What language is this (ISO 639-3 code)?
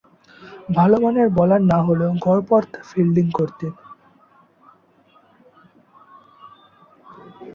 ben